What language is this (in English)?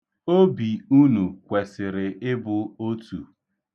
Igbo